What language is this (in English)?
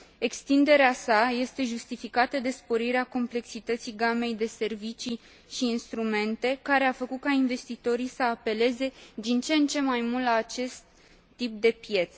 Romanian